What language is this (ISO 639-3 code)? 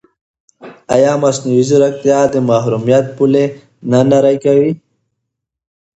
pus